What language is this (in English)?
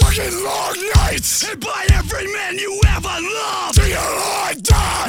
Ukrainian